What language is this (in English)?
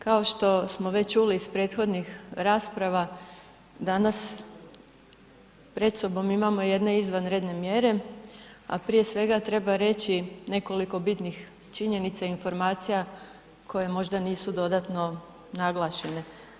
Croatian